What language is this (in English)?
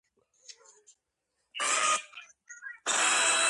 Georgian